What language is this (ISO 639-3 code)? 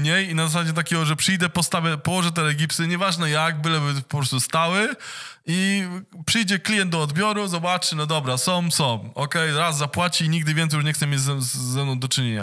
pol